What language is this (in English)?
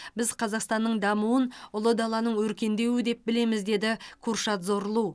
Kazakh